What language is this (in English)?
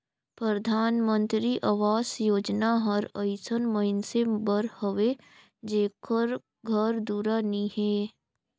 Chhattisgarhi